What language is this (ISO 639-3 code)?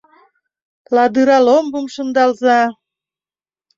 chm